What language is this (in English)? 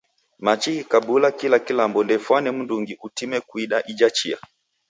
Taita